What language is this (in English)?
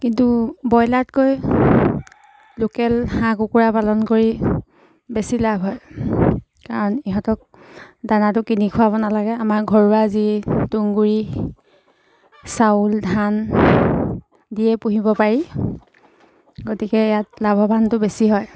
Assamese